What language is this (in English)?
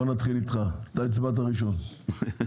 Hebrew